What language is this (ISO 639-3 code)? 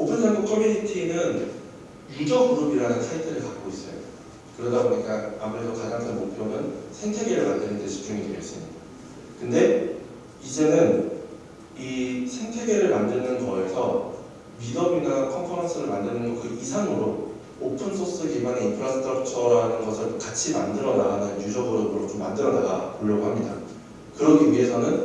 kor